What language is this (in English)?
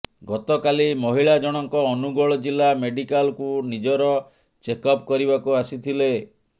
Odia